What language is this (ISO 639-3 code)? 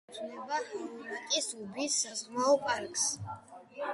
kat